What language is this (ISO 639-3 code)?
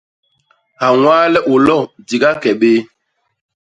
bas